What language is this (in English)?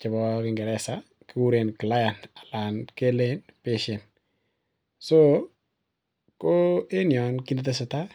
Kalenjin